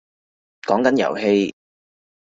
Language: Cantonese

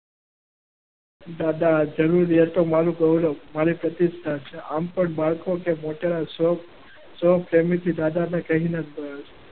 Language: Gujarati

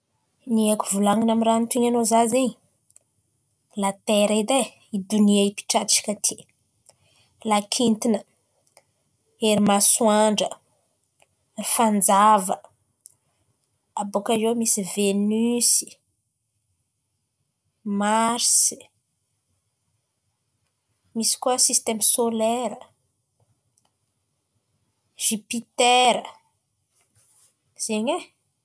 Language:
Antankarana Malagasy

